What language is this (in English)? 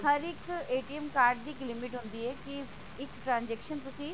Punjabi